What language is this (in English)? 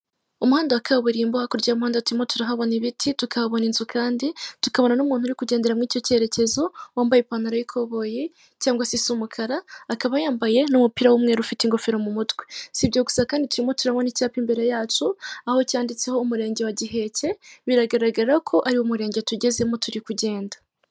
Kinyarwanda